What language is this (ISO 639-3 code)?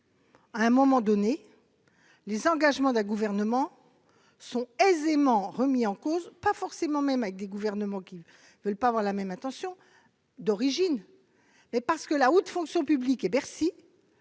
fra